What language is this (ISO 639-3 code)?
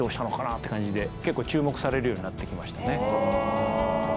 jpn